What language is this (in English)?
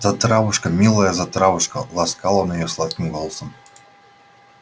Russian